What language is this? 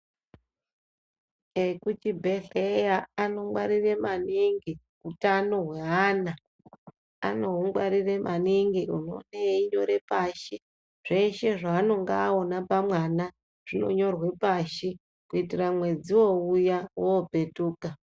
Ndau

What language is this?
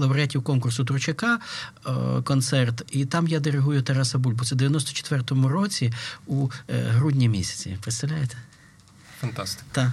Ukrainian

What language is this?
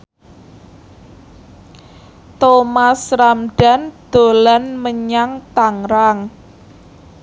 Javanese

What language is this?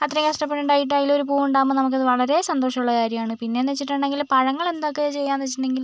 Malayalam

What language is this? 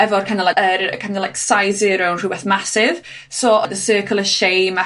Welsh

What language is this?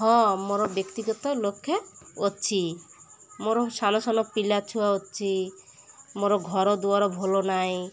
Odia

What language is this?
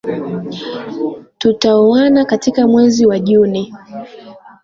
Swahili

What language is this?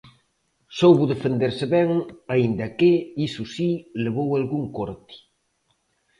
Galician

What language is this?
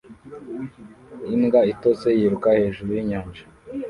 Kinyarwanda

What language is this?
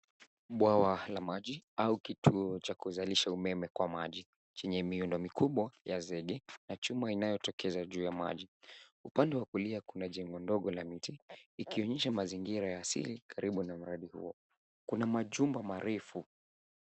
Swahili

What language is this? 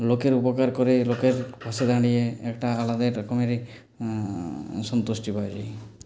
Bangla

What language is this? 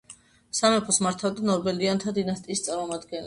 Georgian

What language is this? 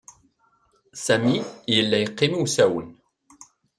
Kabyle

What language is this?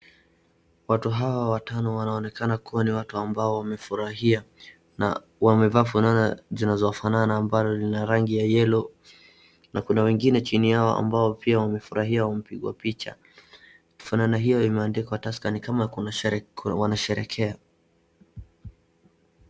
Swahili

